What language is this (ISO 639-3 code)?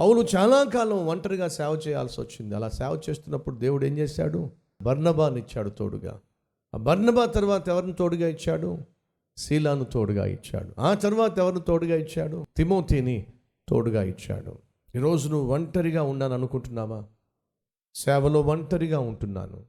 tel